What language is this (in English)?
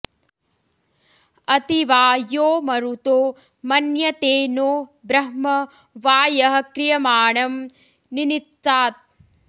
Sanskrit